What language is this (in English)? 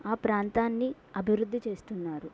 Telugu